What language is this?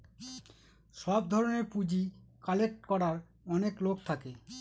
Bangla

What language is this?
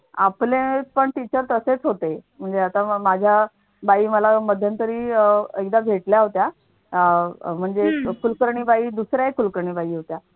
Marathi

